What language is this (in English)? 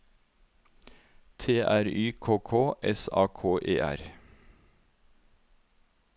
Norwegian